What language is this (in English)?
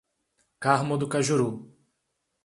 Portuguese